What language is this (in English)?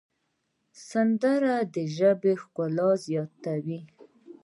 Pashto